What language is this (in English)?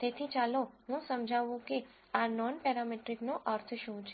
Gujarati